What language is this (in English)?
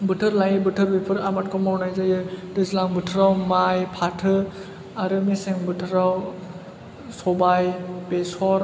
Bodo